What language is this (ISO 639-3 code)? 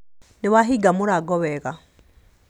kik